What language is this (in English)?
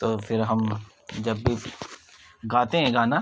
Urdu